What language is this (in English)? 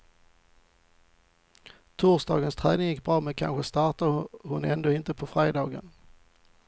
Swedish